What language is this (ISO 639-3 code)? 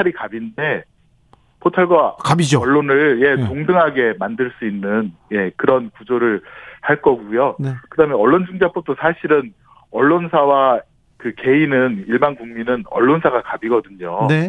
kor